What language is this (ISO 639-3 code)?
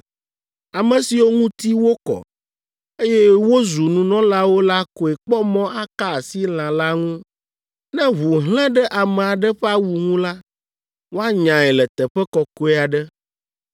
ewe